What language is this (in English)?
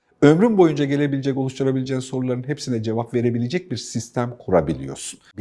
Turkish